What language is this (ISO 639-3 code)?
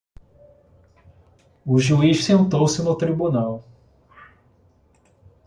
por